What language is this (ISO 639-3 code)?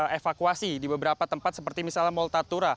ind